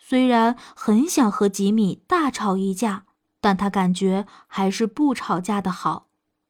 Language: Chinese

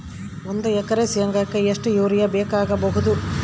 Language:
Kannada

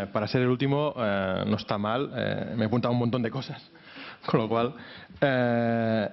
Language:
Spanish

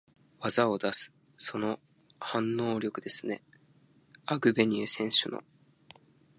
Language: Japanese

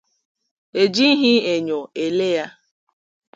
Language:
Igbo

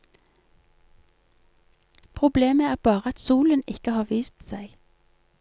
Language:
Norwegian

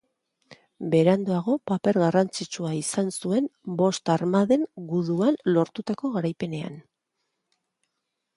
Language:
Basque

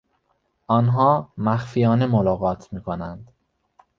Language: Persian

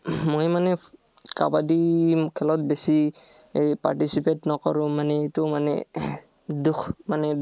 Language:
Assamese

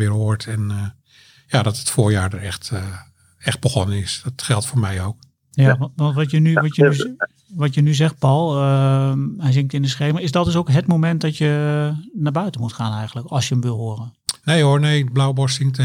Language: Dutch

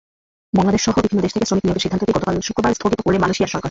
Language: Bangla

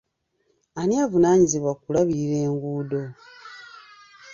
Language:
Ganda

